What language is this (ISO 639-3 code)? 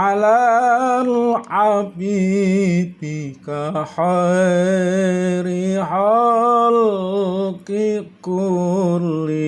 ind